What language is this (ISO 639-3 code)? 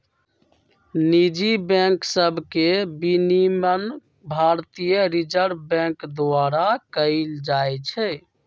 mag